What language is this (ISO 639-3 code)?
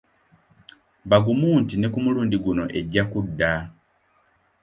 lug